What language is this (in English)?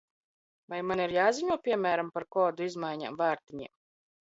Latvian